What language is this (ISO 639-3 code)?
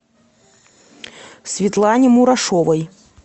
rus